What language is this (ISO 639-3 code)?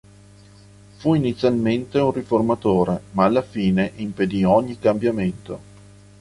ita